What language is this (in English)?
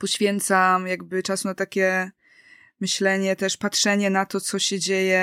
Polish